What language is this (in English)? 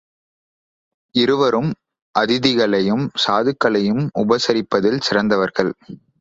Tamil